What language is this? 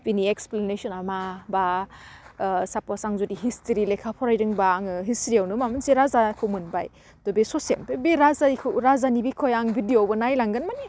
Bodo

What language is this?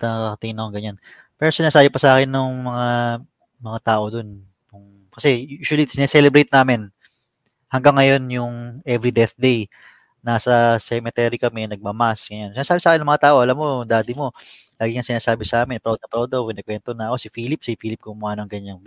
Filipino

